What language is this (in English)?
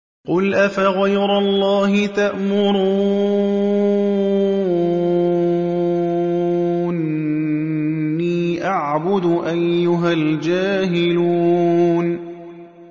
Arabic